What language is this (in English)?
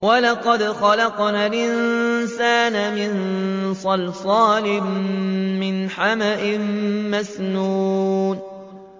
Arabic